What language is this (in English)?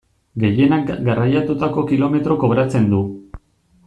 Basque